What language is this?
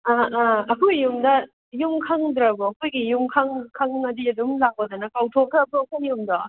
Manipuri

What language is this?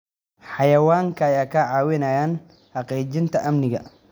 Somali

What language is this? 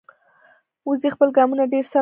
Pashto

